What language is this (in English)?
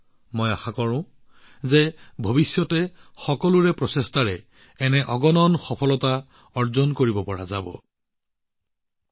Assamese